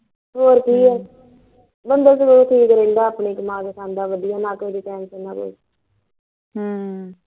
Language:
Punjabi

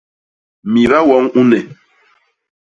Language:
Basaa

